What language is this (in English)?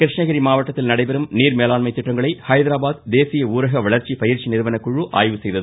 Tamil